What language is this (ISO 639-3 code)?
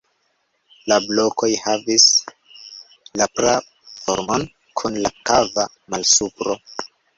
epo